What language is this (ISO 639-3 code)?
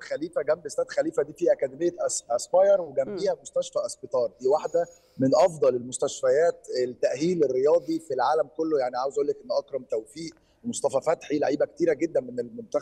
ara